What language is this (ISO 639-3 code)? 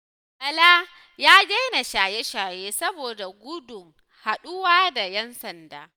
hau